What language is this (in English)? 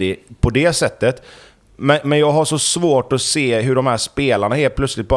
Swedish